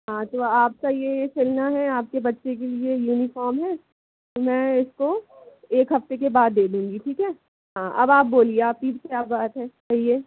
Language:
Hindi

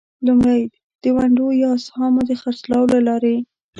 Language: Pashto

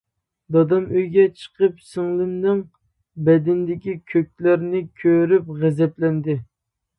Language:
Uyghur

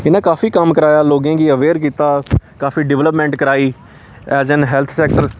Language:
Dogri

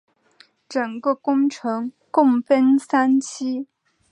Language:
Chinese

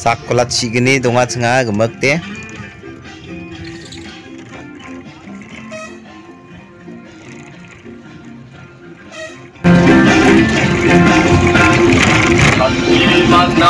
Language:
Indonesian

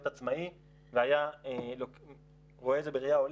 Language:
Hebrew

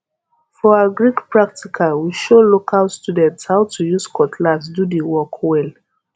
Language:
Nigerian Pidgin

